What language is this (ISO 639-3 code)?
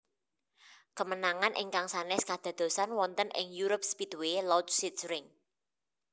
jav